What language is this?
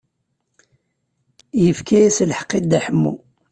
Kabyle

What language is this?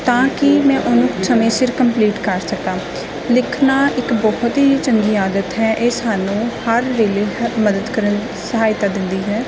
Punjabi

